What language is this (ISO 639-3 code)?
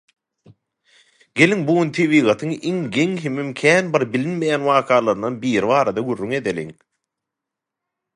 tuk